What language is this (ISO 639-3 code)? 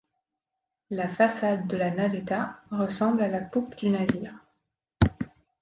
fra